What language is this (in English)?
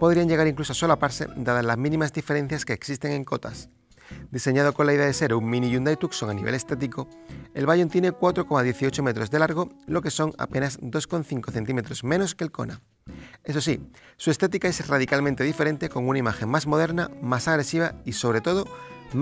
Spanish